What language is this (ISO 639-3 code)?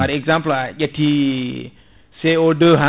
ful